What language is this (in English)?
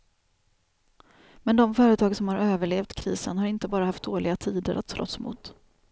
Swedish